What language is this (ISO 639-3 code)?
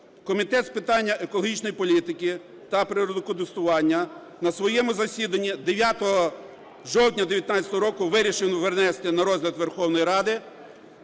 ukr